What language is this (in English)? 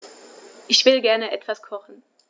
German